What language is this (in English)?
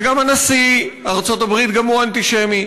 Hebrew